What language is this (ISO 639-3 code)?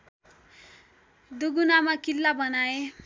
nep